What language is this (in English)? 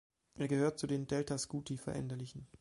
German